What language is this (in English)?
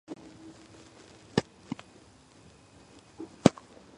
Georgian